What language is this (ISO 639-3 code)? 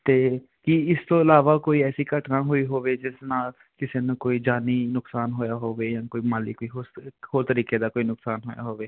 pan